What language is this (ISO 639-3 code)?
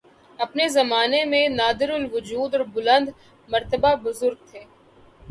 urd